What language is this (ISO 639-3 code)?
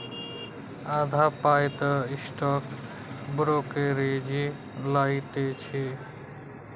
mai